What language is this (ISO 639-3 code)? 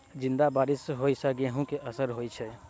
mai